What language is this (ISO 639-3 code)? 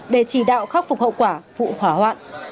vie